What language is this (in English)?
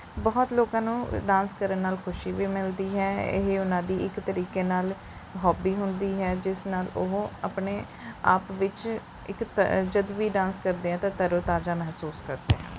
Punjabi